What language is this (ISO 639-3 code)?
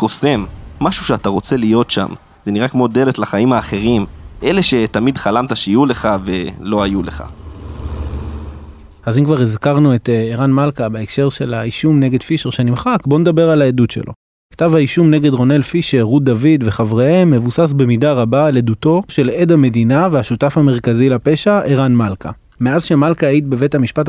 heb